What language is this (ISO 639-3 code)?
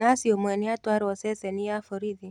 kik